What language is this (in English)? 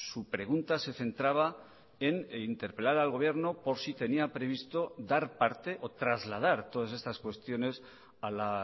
Spanish